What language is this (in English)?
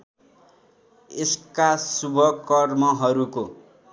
Nepali